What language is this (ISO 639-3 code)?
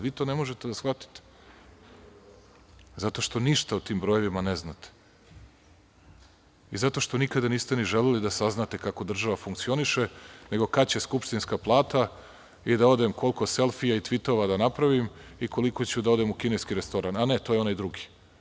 srp